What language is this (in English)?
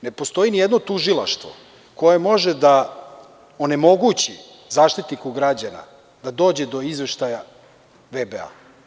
Serbian